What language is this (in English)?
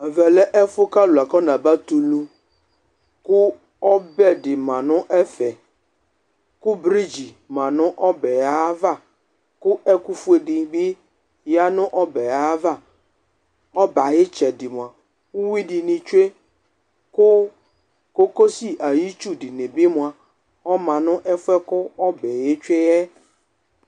Ikposo